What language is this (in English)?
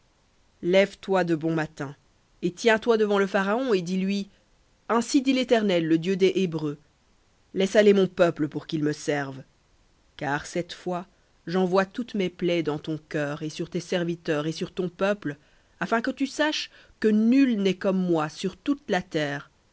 French